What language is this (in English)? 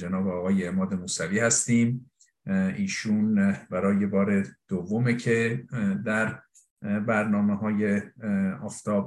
Persian